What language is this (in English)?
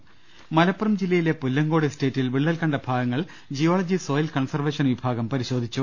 Malayalam